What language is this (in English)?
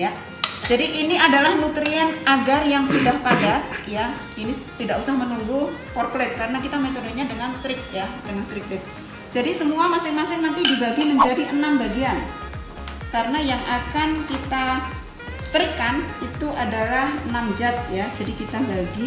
Indonesian